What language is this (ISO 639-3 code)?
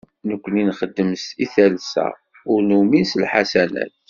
kab